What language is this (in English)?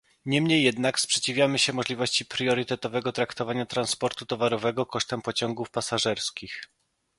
Polish